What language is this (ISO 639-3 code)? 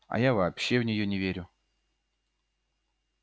rus